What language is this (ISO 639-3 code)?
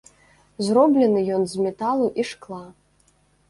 bel